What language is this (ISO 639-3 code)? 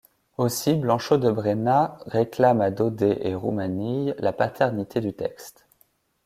fra